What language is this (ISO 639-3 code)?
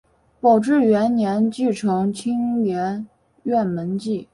zho